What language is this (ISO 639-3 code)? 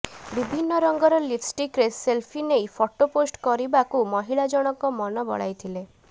ori